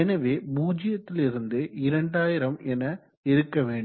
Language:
Tamil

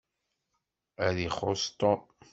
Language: Kabyle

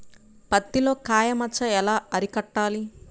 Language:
Telugu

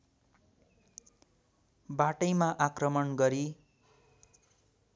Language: Nepali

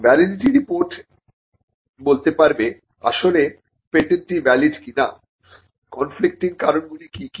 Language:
Bangla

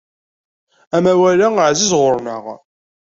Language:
Kabyle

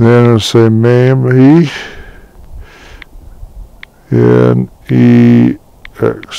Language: English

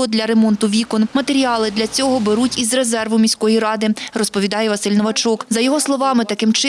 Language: Ukrainian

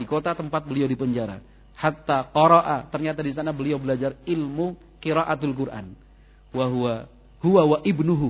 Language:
Indonesian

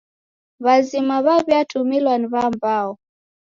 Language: Taita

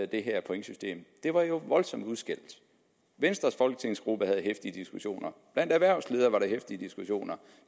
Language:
Danish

